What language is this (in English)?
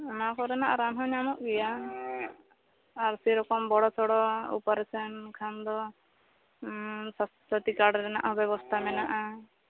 Santali